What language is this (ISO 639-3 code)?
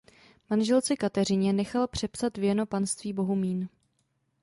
ces